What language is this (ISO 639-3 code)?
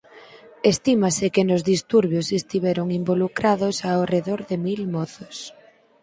glg